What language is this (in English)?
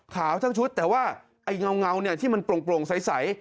Thai